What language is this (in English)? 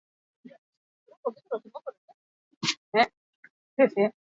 Basque